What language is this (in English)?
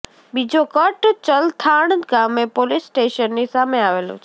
Gujarati